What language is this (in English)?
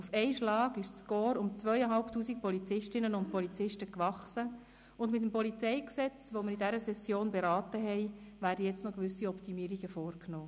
Swiss German